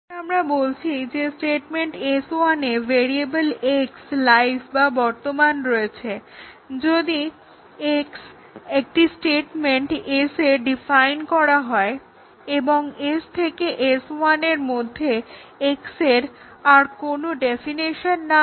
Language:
Bangla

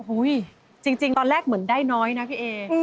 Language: Thai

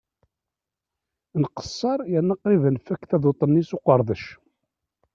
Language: Kabyle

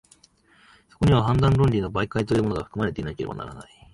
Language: Japanese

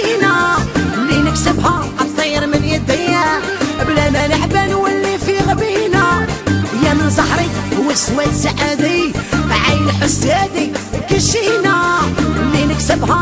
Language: Arabic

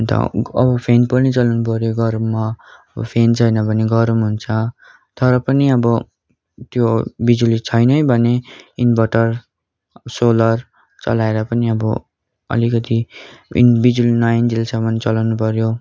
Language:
Nepali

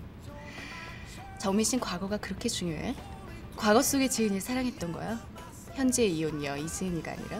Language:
Korean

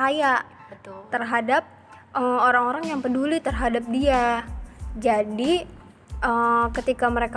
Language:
Indonesian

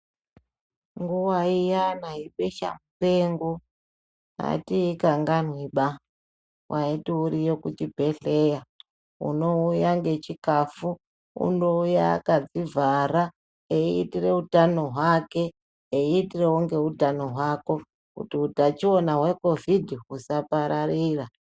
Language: Ndau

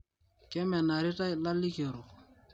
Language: Masai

